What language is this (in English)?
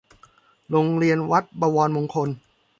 Thai